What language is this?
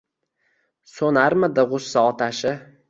Uzbek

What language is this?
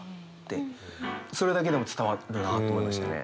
Japanese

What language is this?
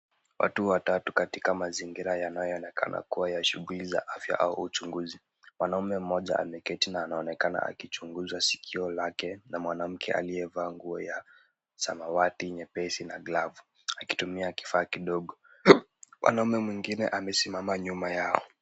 Swahili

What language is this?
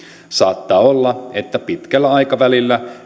Finnish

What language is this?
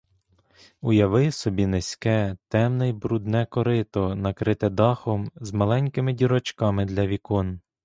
Ukrainian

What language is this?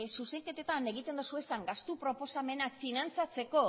Basque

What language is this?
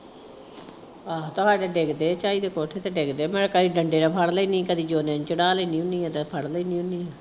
Punjabi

